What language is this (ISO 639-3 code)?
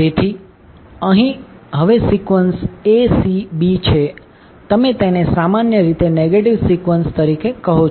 guj